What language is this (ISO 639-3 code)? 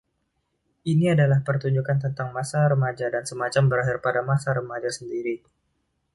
ind